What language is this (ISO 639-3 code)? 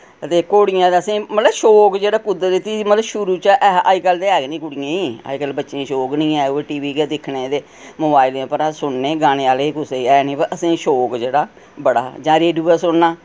doi